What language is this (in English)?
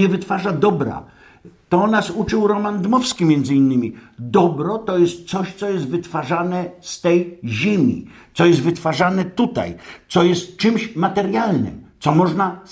Polish